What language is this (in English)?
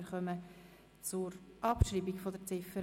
Swiss German